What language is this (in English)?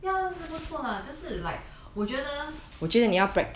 English